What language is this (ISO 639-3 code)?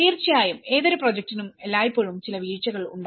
mal